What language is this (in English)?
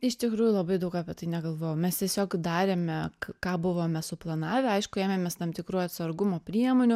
Lithuanian